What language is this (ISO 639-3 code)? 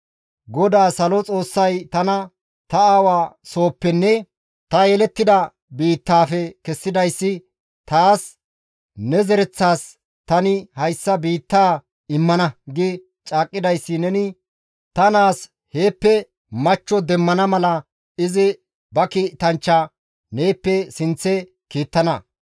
gmv